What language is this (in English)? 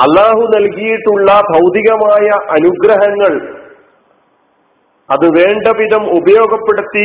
Malayalam